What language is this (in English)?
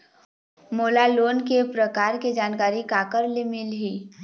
Chhattisgarhi